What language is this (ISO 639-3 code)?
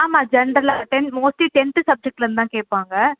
tam